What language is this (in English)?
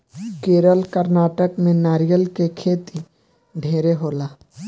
Bhojpuri